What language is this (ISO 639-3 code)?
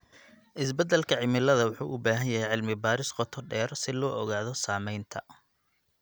som